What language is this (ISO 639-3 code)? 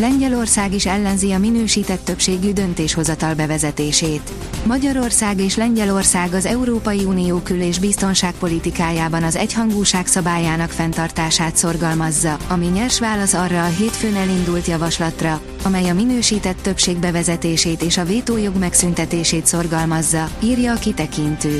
hun